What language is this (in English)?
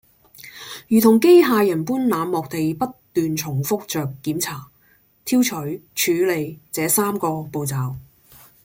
Cantonese